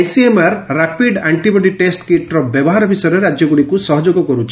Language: Odia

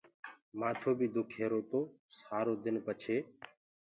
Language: Gurgula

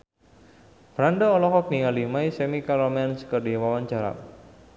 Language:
Sundanese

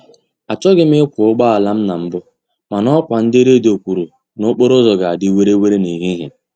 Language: Igbo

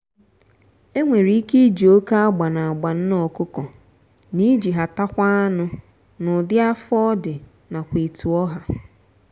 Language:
Igbo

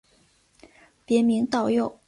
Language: Chinese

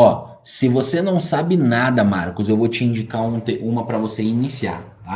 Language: Portuguese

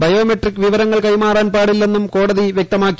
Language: Malayalam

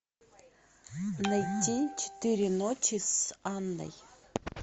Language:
Russian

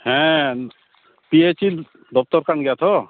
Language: Santali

